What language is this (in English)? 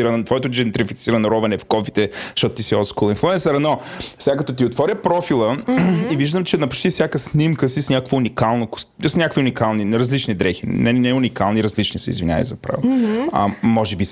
Bulgarian